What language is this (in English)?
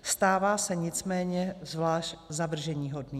Czech